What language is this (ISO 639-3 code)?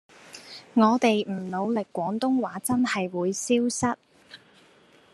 yue